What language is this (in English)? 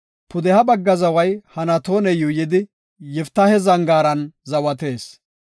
Gofa